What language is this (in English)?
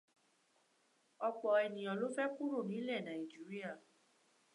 Yoruba